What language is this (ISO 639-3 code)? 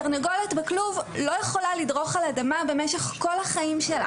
heb